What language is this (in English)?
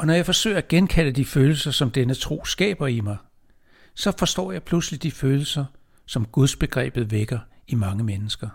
Danish